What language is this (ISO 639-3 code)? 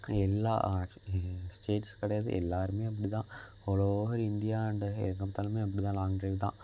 tam